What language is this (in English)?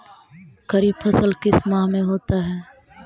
Magahi